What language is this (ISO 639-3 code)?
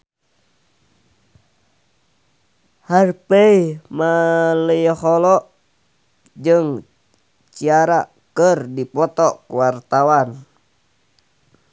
sun